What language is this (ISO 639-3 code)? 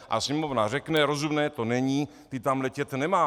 ces